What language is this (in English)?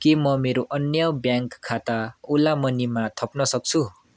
Nepali